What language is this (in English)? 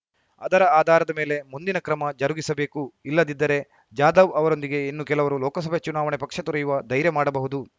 Kannada